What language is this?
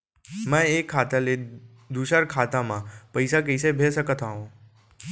Chhattisgarhi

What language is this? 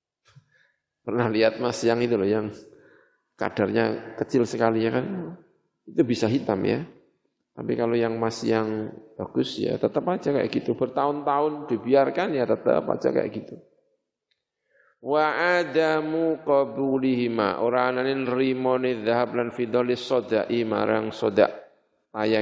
Indonesian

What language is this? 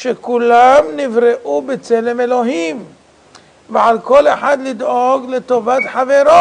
Hebrew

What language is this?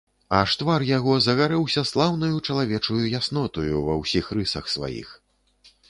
Belarusian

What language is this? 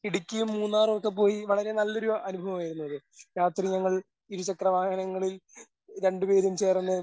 Malayalam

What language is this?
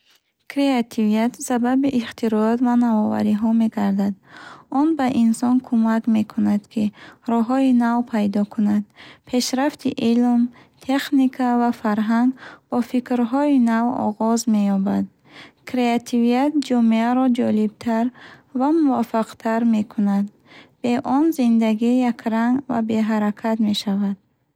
Bukharic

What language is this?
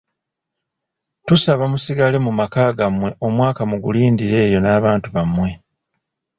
Ganda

